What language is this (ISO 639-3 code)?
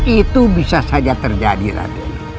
ind